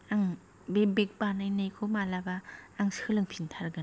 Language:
Bodo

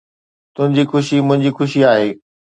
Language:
Sindhi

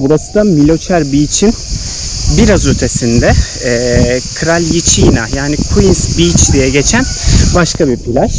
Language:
Turkish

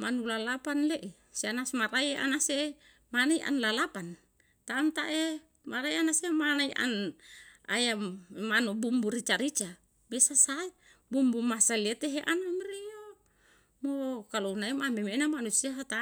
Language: Yalahatan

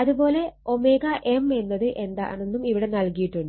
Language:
Malayalam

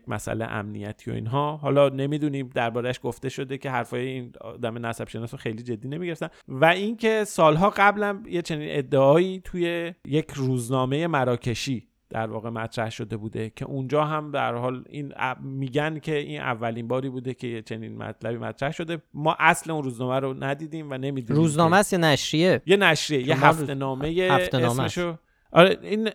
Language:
Persian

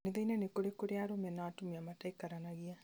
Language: Kikuyu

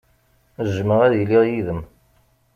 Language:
Kabyle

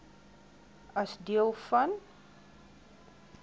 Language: Afrikaans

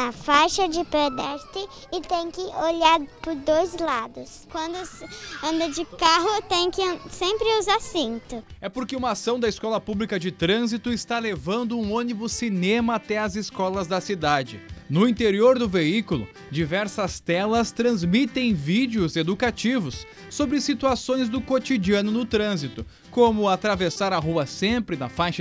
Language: Portuguese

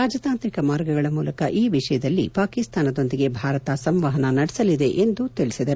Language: Kannada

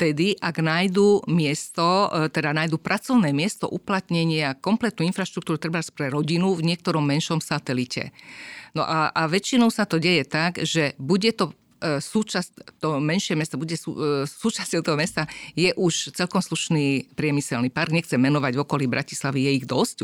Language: Slovak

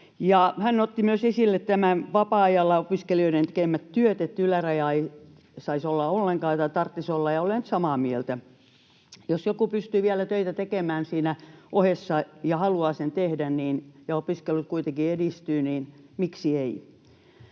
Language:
Finnish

